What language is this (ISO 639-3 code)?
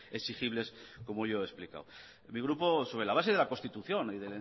spa